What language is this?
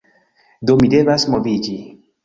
Esperanto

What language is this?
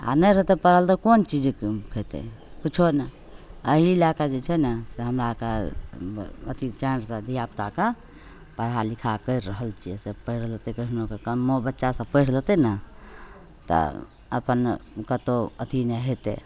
Maithili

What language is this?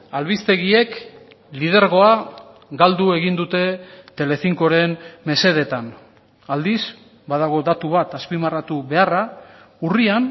Basque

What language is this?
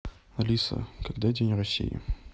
Russian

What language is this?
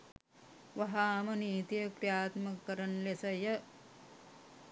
Sinhala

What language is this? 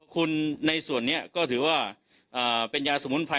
Thai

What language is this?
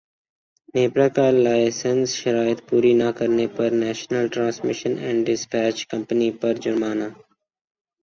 Urdu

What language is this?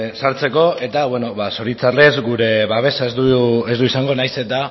Basque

